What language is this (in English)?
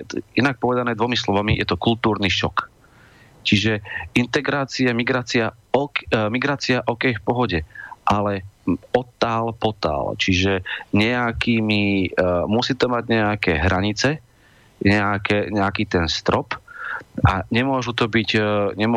Slovak